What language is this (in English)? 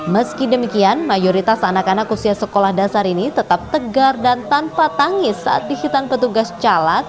Indonesian